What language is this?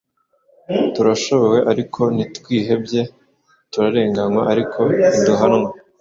Kinyarwanda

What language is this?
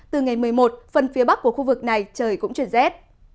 Vietnamese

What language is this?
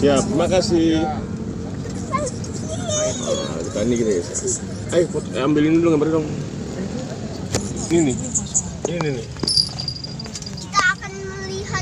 Indonesian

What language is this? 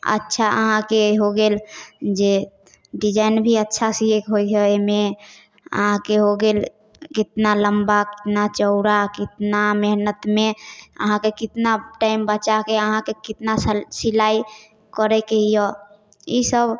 Maithili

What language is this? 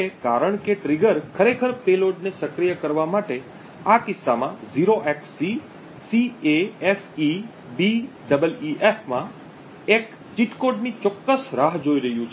Gujarati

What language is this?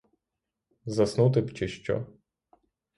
Ukrainian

